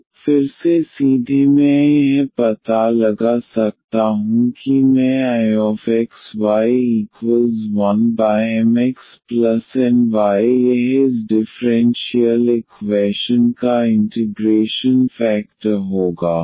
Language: Hindi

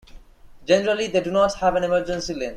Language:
English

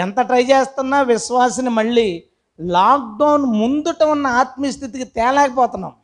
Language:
Telugu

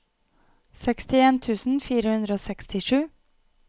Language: Norwegian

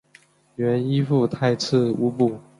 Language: Chinese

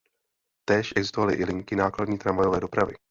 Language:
Czech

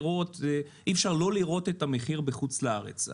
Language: Hebrew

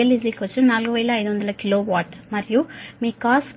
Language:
Telugu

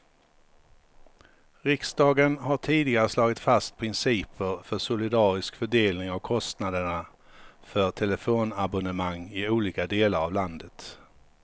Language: Swedish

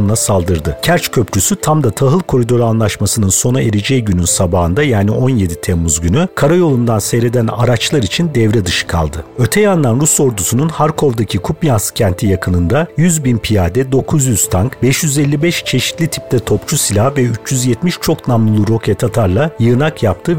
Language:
Turkish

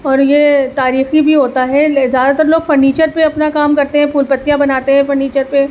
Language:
Urdu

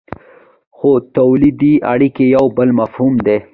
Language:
Pashto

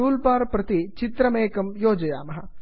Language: Sanskrit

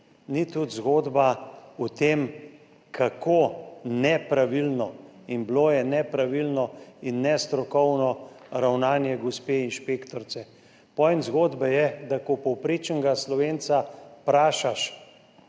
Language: Slovenian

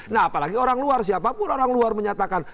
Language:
Indonesian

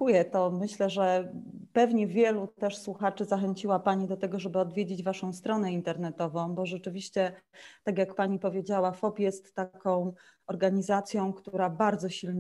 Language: Polish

